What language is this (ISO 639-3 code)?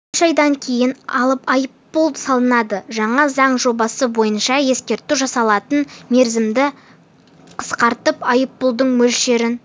kaz